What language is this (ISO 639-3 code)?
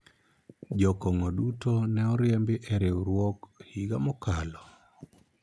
luo